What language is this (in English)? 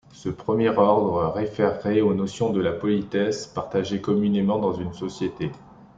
French